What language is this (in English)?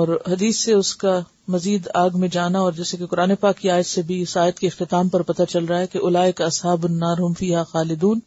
Urdu